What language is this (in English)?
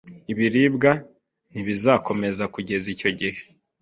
Kinyarwanda